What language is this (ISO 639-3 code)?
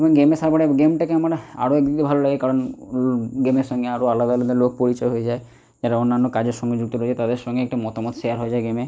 ben